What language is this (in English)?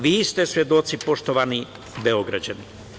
Serbian